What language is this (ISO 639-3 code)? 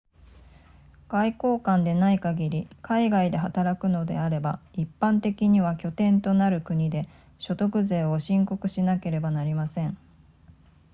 jpn